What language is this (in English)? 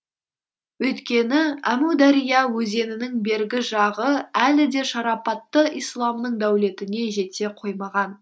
Kazakh